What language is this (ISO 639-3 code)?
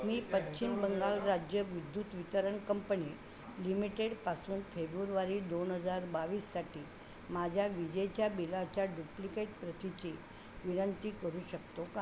mar